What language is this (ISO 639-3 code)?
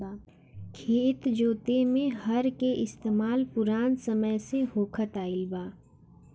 bho